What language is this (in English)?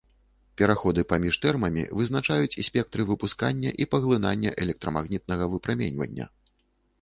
Belarusian